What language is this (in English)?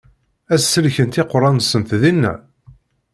Kabyle